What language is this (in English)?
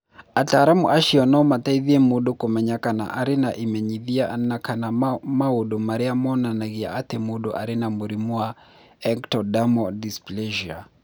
Kikuyu